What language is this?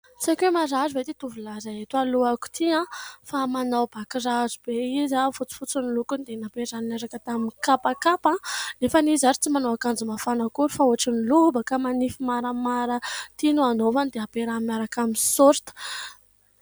Malagasy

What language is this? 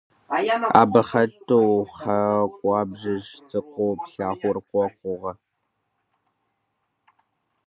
Kabardian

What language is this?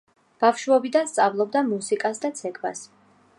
Georgian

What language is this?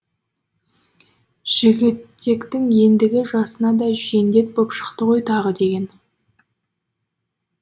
Kazakh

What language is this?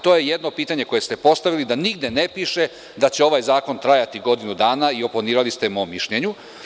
Serbian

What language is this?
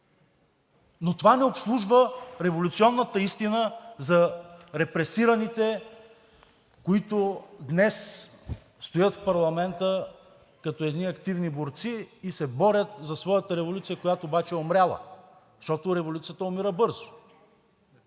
Bulgarian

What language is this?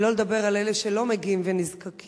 Hebrew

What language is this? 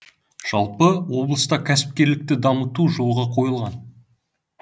Kazakh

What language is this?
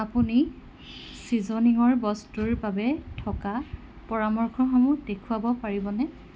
Assamese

